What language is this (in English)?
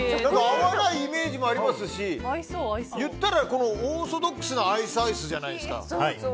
Japanese